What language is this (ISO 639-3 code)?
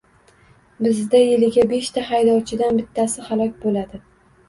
uzb